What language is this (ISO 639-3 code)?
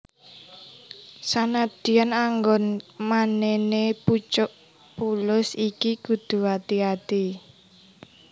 jav